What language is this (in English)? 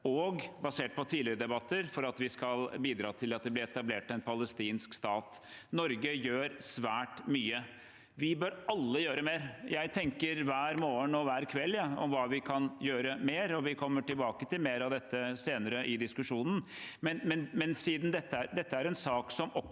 Norwegian